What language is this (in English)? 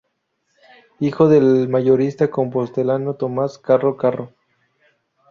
Spanish